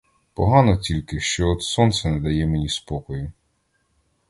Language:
Ukrainian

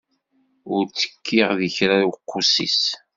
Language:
Kabyle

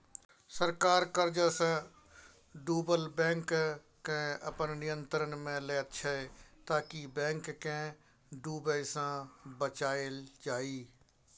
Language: Maithili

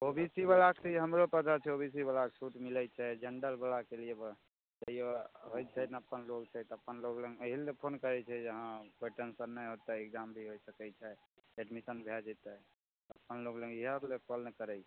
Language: Maithili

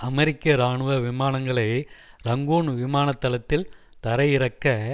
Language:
Tamil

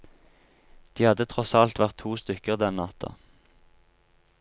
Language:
Norwegian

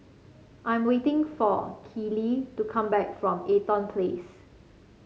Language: English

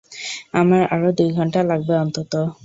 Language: Bangla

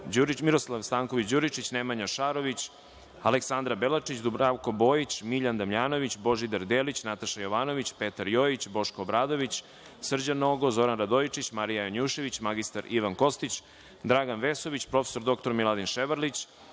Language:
Serbian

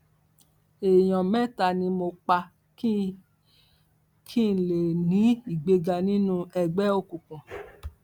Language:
Yoruba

